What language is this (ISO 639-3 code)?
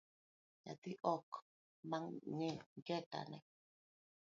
luo